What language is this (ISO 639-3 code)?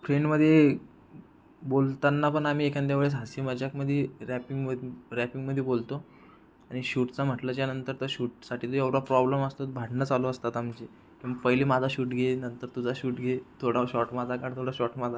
mar